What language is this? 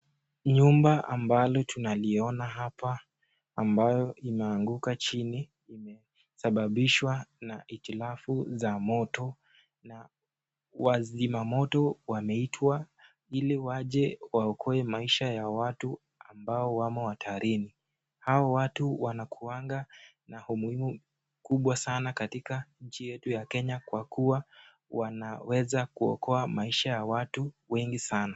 Swahili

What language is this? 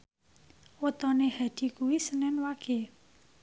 Javanese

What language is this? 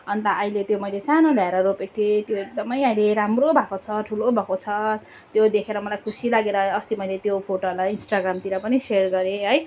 Nepali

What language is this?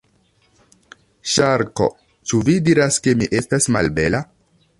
Esperanto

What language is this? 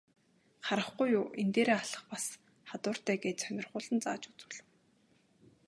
Mongolian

